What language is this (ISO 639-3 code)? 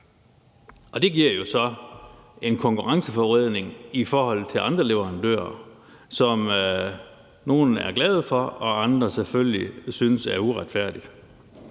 dan